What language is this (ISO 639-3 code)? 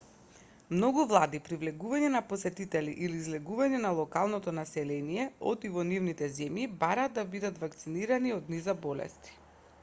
mkd